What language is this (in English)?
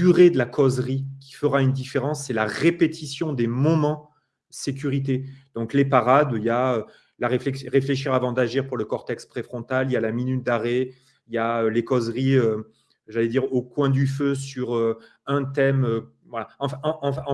French